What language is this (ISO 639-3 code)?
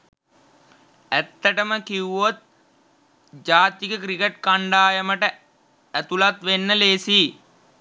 sin